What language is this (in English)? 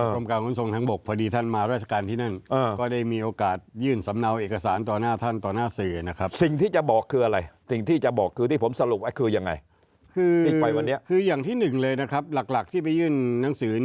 Thai